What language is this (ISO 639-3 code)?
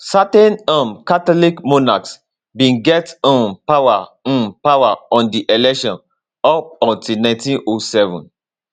pcm